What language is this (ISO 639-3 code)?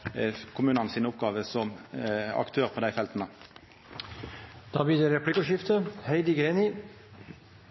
nor